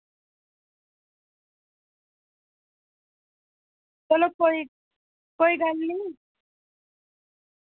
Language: Dogri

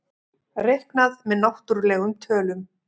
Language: Icelandic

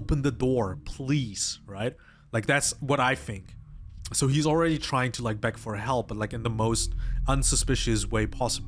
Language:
English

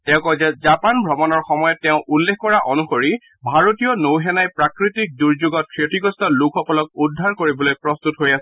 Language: Assamese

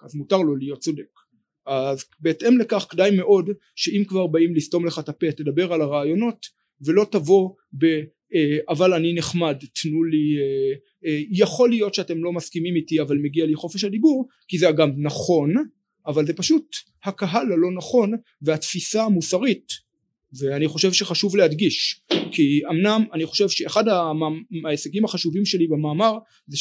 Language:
Hebrew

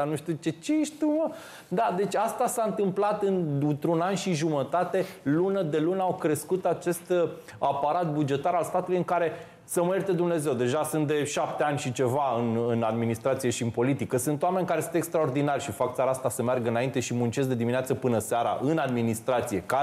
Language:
Romanian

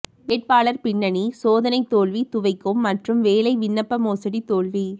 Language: Tamil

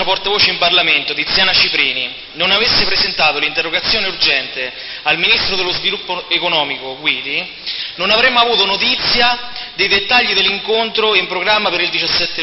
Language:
Italian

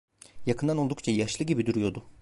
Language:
Turkish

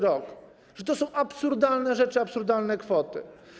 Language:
Polish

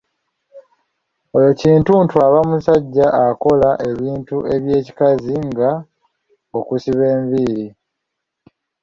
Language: Ganda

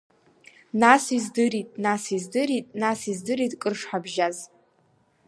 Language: Abkhazian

